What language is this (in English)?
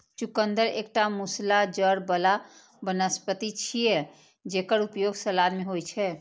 Maithili